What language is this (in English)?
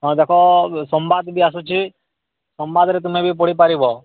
Odia